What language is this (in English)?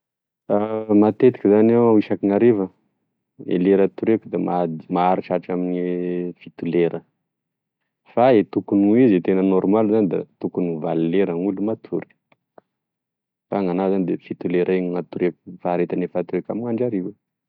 Tesaka Malagasy